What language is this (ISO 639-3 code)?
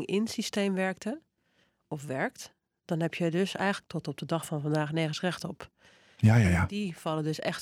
nld